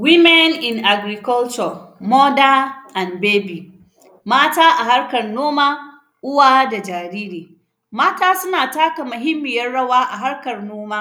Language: Hausa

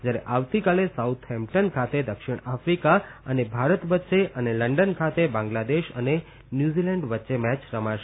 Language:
Gujarati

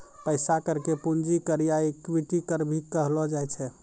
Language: Maithili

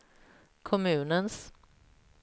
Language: Swedish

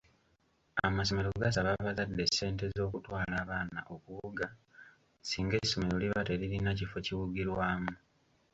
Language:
Ganda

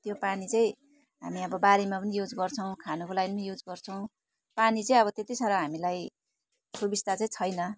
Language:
Nepali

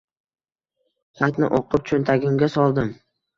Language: Uzbek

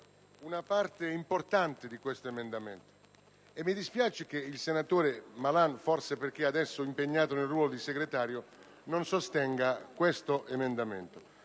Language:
Italian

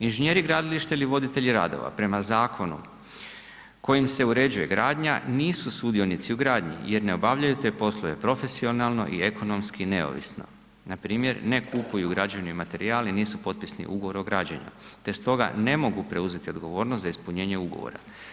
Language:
Croatian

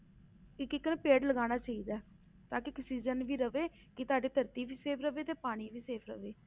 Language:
Punjabi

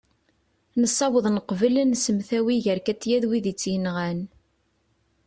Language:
Kabyle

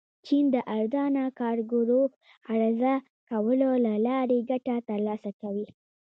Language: Pashto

